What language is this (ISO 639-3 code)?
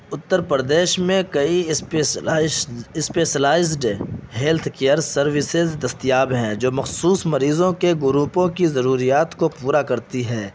urd